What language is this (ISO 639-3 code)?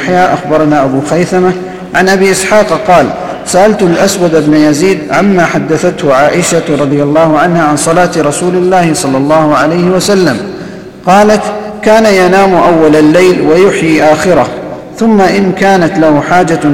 ara